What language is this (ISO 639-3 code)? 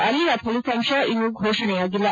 kan